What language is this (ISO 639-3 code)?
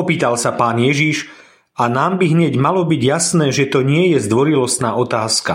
slk